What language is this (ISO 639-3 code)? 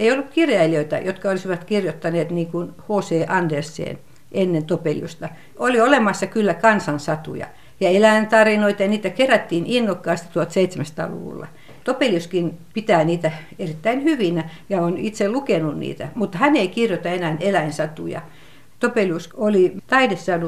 fin